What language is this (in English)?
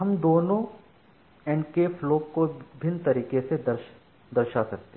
Hindi